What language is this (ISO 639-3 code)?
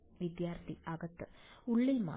mal